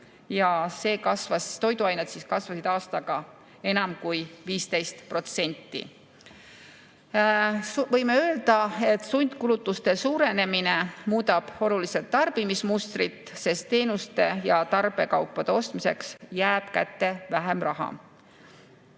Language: Estonian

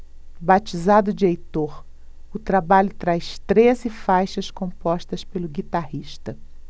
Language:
Portuguese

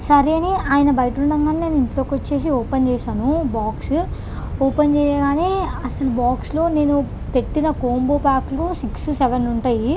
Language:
Telugu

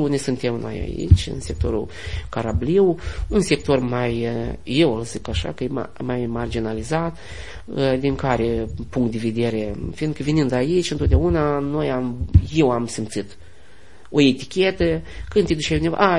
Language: Romanian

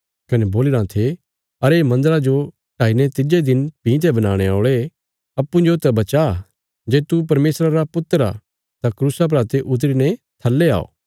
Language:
Bilaspuri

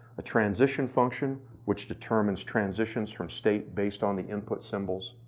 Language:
English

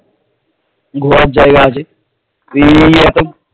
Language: Bangla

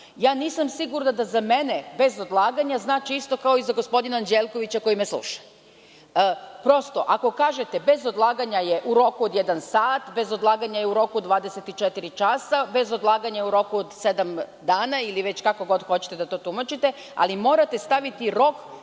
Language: Serbian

